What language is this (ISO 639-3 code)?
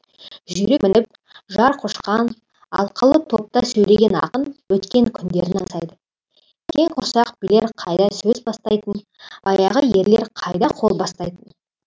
kaz